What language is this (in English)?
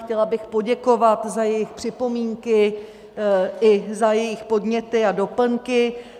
Czech